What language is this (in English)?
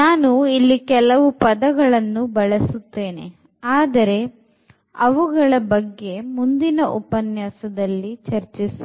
Kannada